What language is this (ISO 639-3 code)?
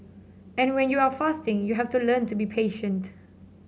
eng